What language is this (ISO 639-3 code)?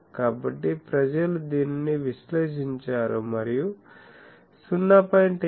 tel